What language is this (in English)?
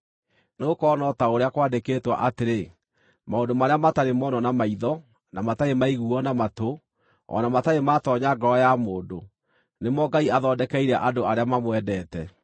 Kikuyu